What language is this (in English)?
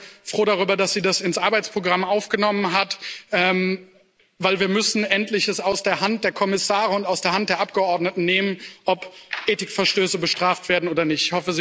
German